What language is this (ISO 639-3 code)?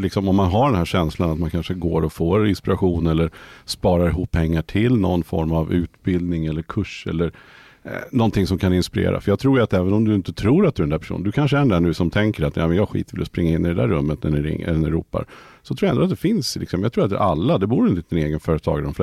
swe